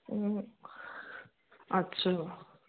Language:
Sindhi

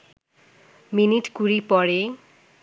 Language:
Bangla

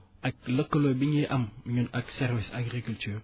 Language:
Wolof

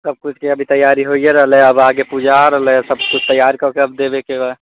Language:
Maithili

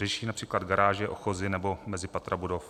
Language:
Czech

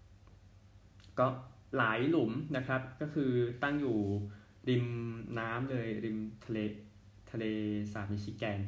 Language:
Thai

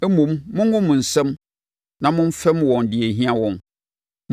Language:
Akan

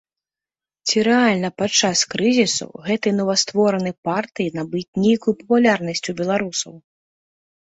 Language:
Belarusian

